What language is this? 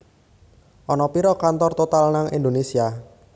Javanese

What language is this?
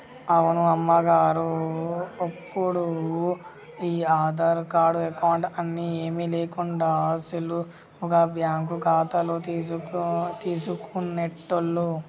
Telugu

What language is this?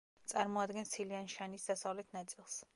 Georgian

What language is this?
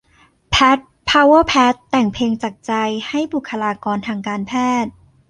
Thai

